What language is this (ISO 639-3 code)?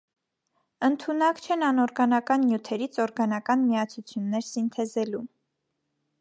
hye